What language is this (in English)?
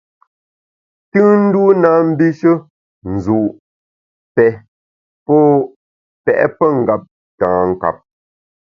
Bamun